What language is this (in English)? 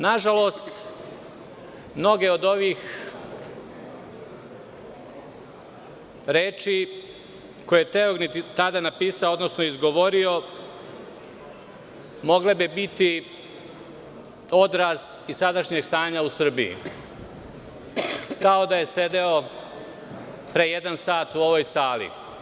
Serbian